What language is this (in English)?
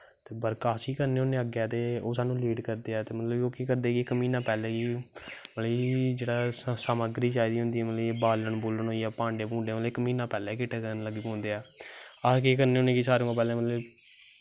Dogri